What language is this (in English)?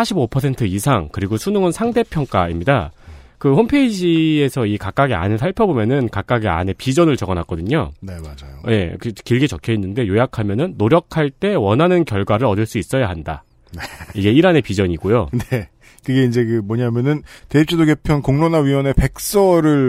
Korean